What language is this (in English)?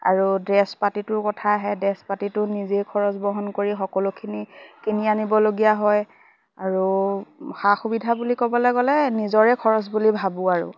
Assamese